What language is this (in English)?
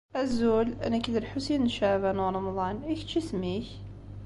Kabyle